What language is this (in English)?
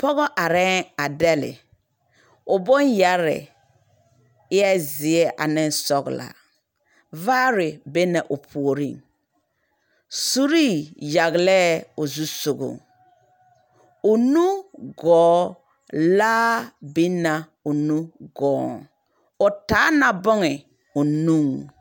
Southern Dagaare